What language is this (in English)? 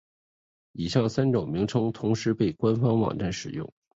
Chinese